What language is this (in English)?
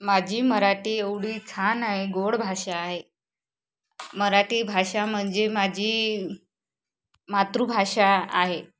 Marathi